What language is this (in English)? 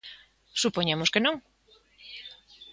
Galician